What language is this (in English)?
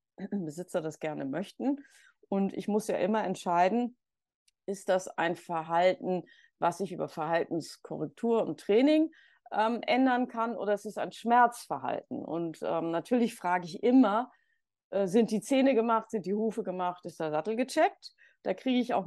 German